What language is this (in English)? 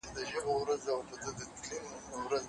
Pashto